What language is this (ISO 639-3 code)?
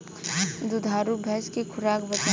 bho